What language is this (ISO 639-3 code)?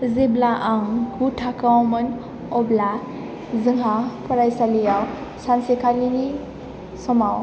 brx